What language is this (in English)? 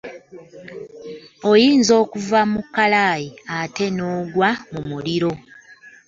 Ganda